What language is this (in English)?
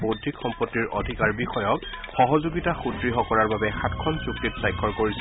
Assamese